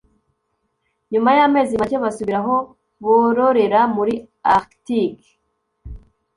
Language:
Kinyarwanda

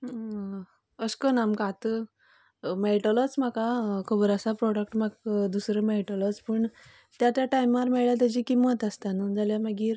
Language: Konkani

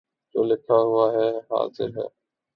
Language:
Urdu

